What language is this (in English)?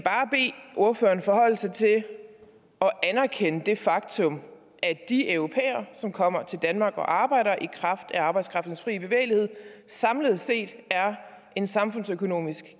Danish